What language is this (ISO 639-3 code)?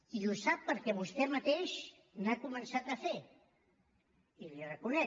cat